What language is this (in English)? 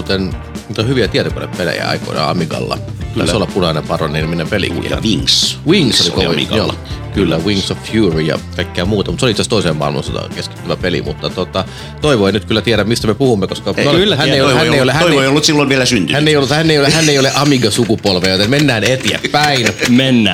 Finnish